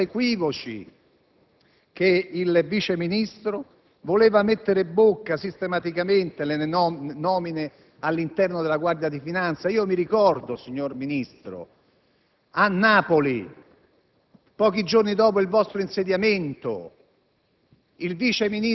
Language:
Italian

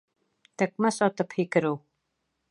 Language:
Bashkir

